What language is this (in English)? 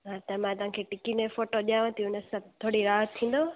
Sindhi